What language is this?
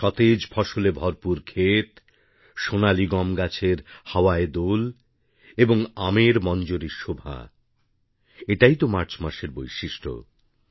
Bangla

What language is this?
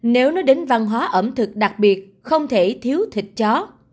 Vietnamese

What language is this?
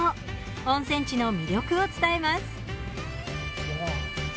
Japanese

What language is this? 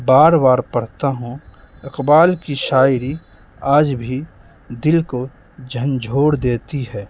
Urdu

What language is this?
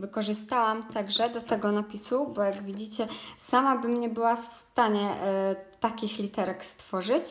Polish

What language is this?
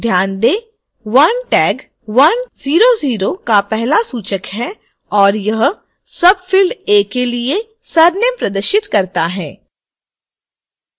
Hindi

